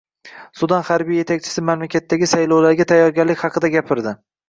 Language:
Uzbek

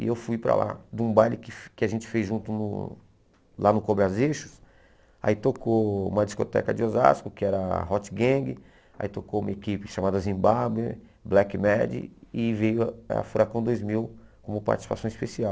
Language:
Portuguese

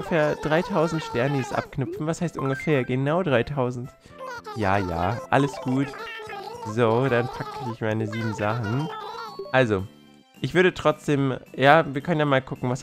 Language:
German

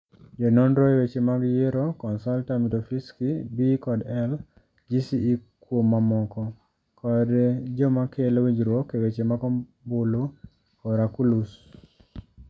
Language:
Luo (Kenya and Tanzania)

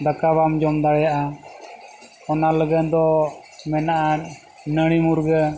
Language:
Santali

